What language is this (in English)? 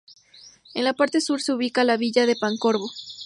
Spanish